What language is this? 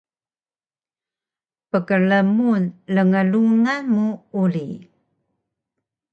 Taroko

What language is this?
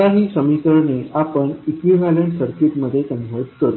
Marathi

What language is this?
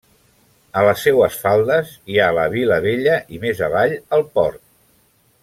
Catalan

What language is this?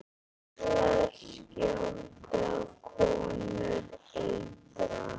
Icelandic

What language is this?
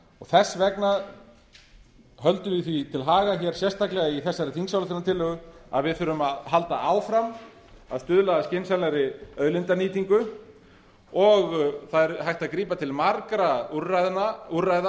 Icelandic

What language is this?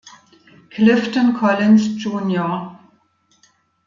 German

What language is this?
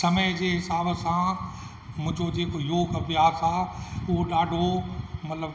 Sindhi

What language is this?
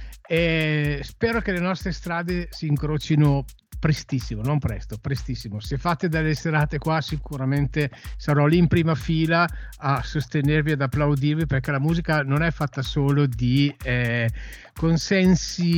Italian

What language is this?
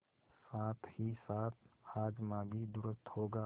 Hindi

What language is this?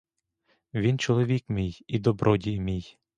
Ukrainian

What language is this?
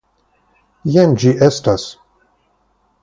Esperanto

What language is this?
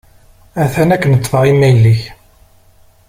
Kabyle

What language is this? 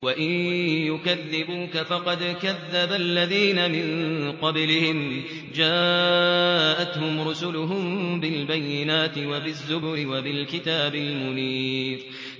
Arabic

